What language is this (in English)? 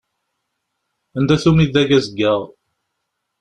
Kabyle